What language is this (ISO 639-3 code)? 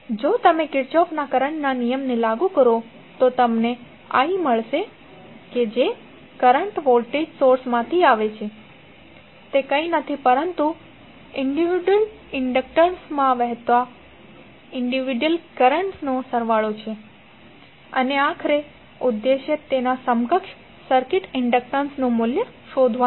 guj